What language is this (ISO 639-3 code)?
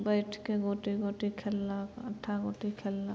mai